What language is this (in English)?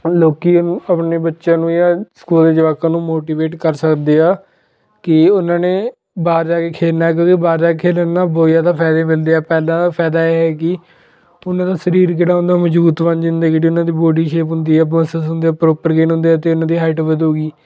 Punjabi